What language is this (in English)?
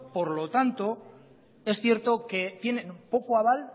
Spanish